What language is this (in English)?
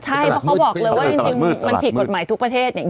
Thai